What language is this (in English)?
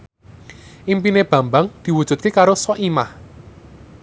Javanese